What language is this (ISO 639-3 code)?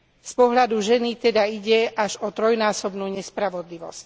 slk